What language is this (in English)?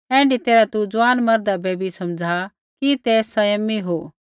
Kullu Pahari